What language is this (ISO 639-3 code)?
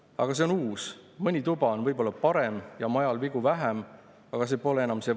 est